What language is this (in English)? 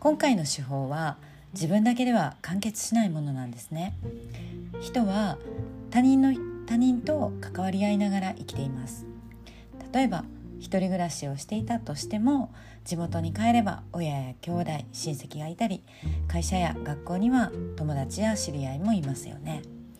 Japanese